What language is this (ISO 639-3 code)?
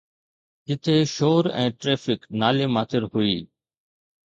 snd